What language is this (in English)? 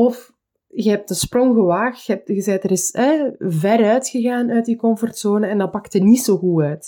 Dutch